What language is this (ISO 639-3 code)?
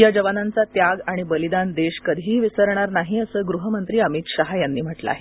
mar